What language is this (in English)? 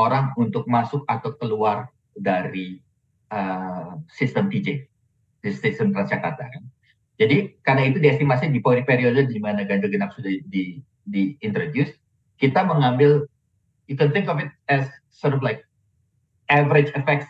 Indonesian